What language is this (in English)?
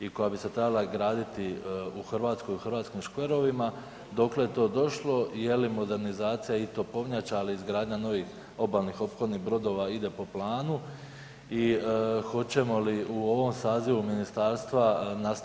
Croatian